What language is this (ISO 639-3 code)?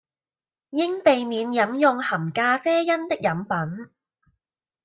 yue